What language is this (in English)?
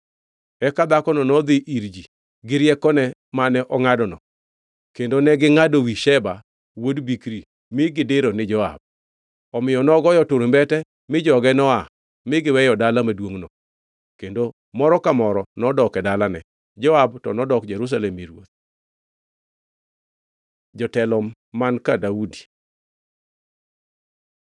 Luo (Kenya and Tanzania)